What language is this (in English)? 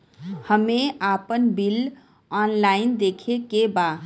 Bhojpuri